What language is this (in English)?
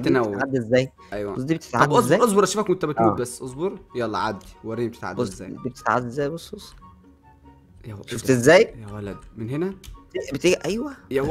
Arabic